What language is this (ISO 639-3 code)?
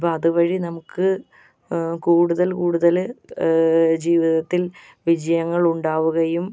mal